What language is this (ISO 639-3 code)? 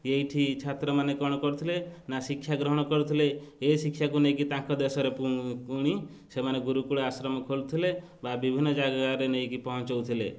ori